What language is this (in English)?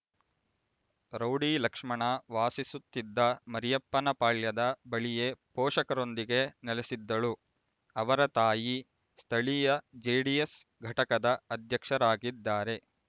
Kannada